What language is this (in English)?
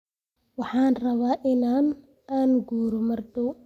Somali